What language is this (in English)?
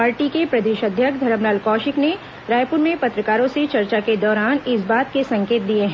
Hindi